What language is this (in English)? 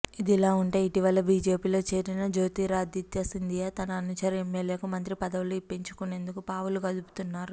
Telugu